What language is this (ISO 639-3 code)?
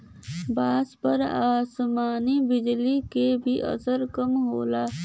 bho